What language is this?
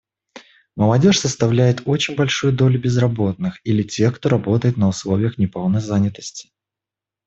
Russian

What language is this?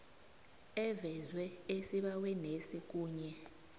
South Ndebele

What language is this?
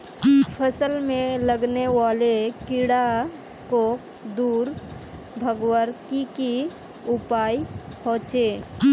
Magahi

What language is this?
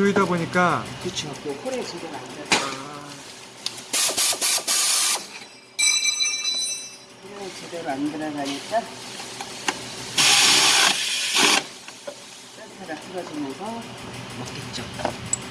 Korean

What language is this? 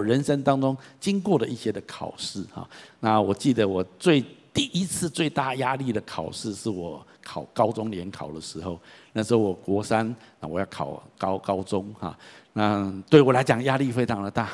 Chinese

